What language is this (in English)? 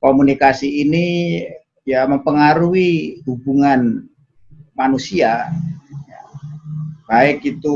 Indonesian